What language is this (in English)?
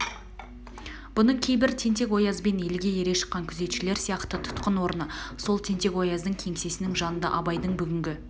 Kazakh